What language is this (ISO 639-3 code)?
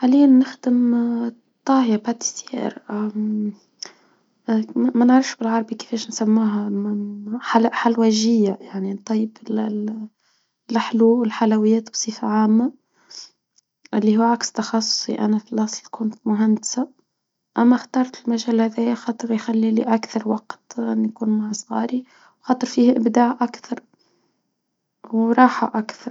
aeb